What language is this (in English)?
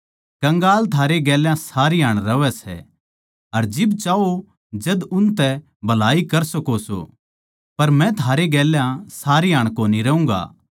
Haryanvi